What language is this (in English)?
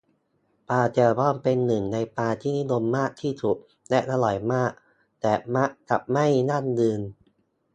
Thai